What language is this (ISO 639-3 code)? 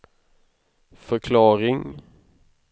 swe